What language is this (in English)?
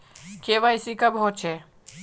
Magahi